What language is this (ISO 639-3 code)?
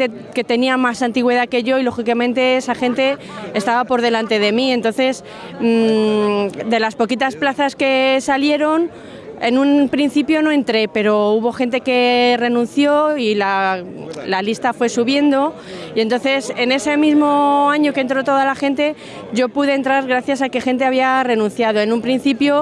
spa